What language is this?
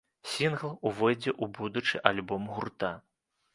Belarusian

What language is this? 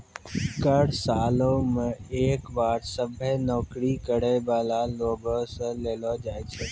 Maithili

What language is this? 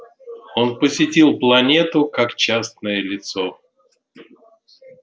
Russian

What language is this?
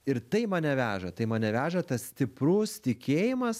Lithuanian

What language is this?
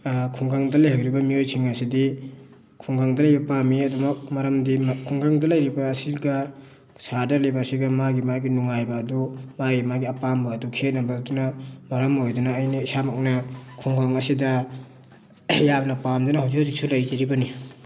Manipuri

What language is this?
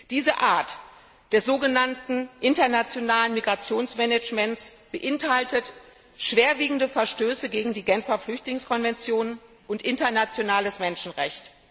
German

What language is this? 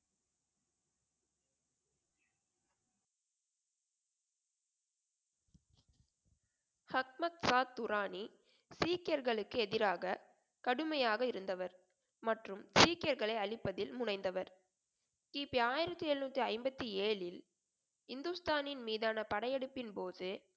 Tamil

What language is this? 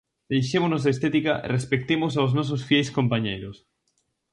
Galician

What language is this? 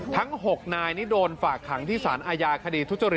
Thai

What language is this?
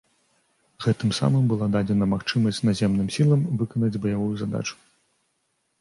Belarusian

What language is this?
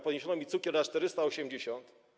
Polish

